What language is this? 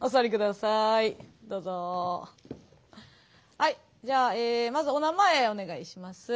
Japanese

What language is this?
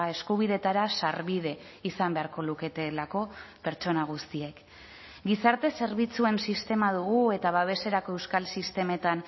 Basque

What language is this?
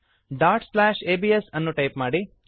Kannada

